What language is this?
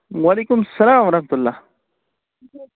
Kashmiri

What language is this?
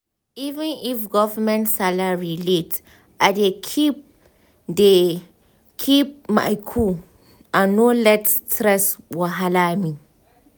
Nigerian Pidgin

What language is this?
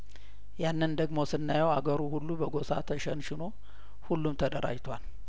Amharic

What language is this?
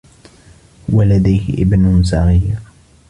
Arabic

